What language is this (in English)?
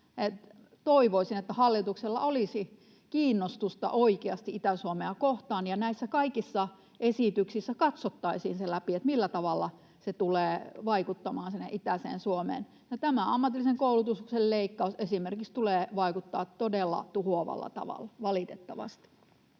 Finnish